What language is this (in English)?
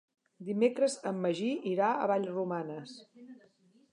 Catalan